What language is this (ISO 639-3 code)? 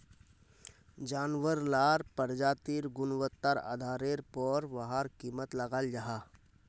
mag